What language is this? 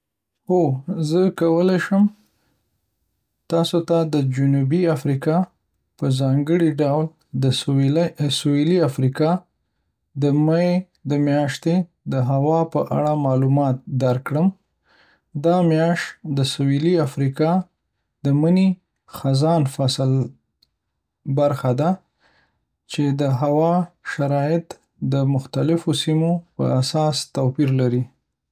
Pashto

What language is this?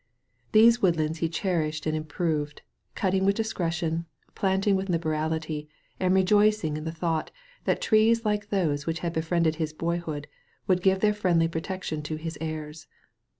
English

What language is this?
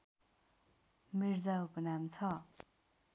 Nepali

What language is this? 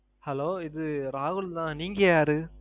Tamil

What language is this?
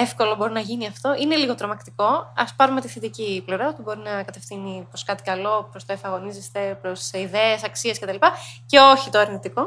Greek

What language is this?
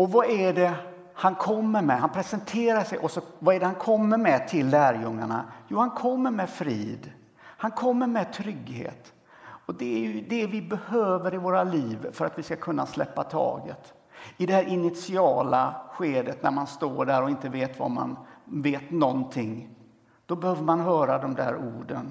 Swedish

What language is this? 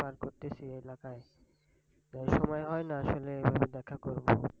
Bangla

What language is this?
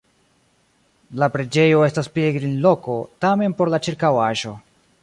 Esperanto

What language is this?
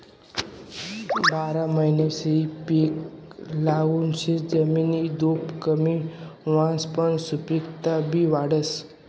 Marathi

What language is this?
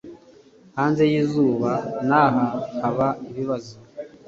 Kinyarwanda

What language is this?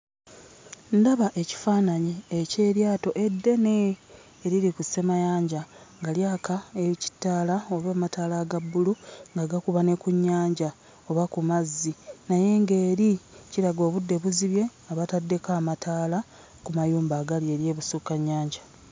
Ganda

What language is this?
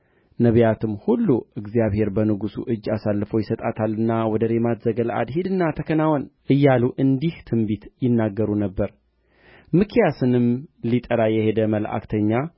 Amharic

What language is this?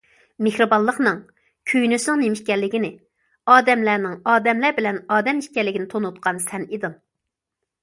Uyghur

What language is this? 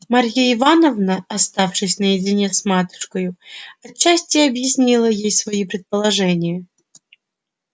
Russian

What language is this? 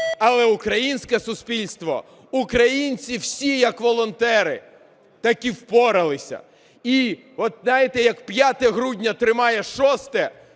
Ukrainian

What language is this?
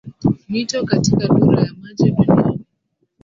Swahili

